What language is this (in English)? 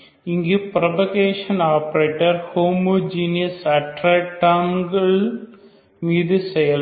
Tamil